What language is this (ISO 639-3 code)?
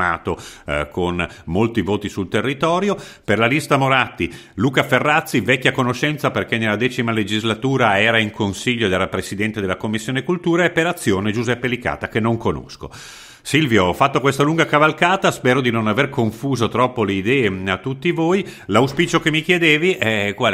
ita